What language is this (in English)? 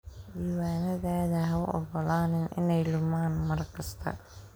Somali